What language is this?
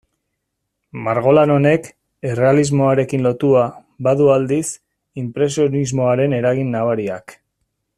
Basque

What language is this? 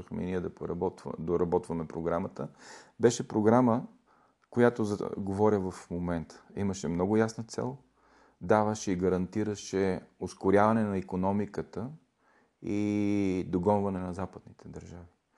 Bulgarian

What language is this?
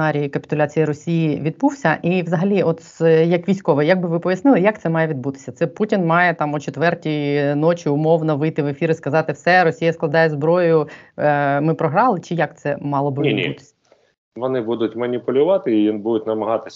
Ukrainian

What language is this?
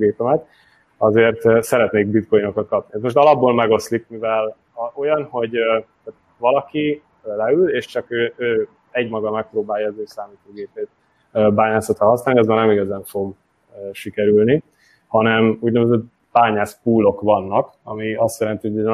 Hungarian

